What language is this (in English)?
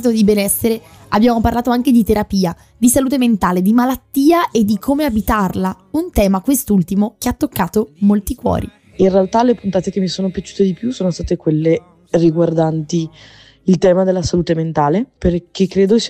Italian